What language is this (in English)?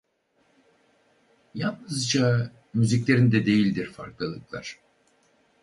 Turkish